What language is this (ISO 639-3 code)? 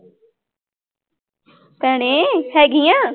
pan